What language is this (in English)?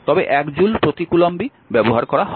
Bangla